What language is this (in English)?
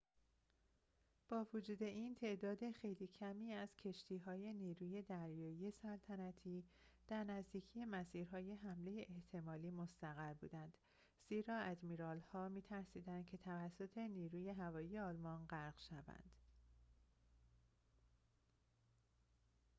Persian